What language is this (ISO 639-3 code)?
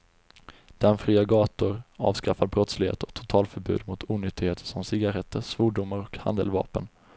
swe